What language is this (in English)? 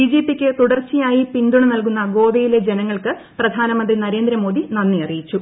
Malayalam